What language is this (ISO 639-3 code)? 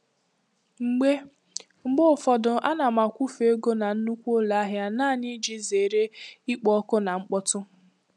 ibo